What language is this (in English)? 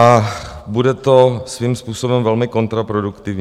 Czech